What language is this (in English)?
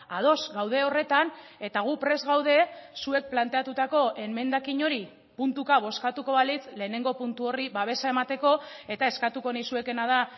Basque